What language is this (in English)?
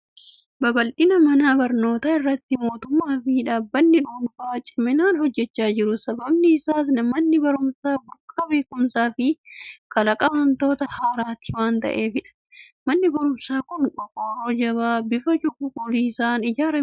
Oromo